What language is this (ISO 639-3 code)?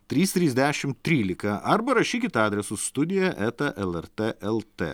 lit